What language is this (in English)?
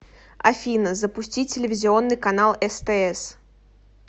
Russian